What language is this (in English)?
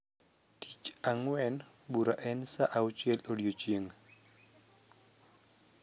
Luo (Kenya and Tanzania)